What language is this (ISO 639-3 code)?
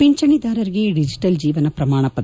kan